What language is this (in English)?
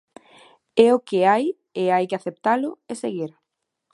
Galician